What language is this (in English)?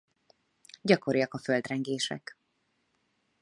Hungarian